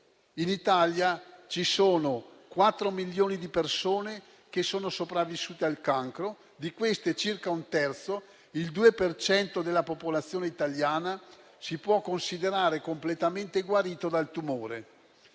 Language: Italian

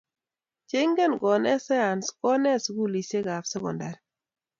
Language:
Kalenjin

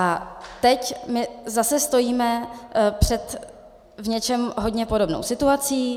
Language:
Czech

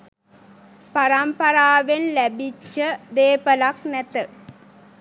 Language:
Sinhala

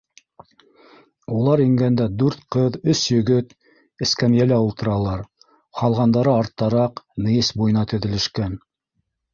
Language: Bashkir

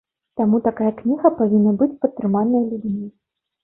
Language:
Belarusian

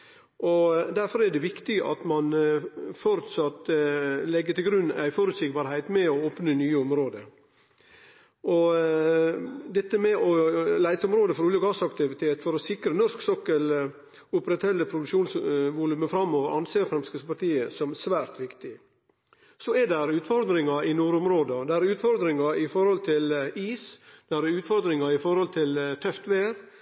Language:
Norwegian Nynorsk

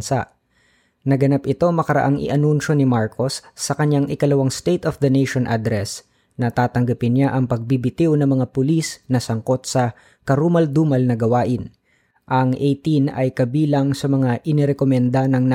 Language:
Filipino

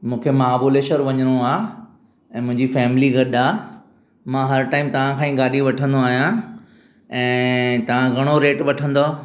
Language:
Sindhi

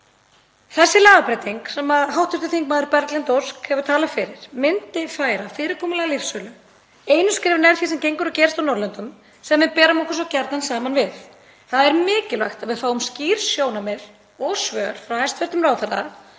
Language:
Icelandic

